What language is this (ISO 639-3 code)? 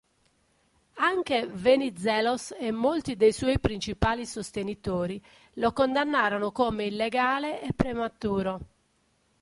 ita